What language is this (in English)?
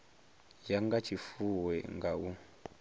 Venda